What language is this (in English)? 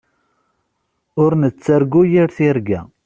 Kabyle